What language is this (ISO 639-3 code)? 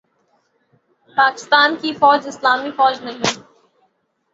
urd